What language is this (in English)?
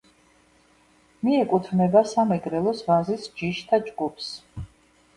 Georgian